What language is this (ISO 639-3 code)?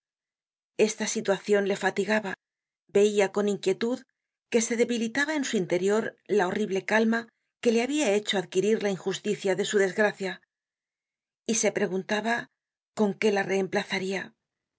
spa